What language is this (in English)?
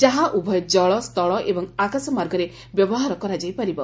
Odia